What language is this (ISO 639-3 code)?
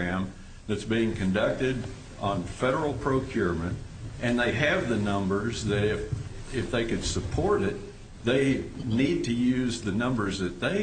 eng